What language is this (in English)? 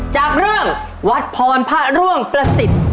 Thai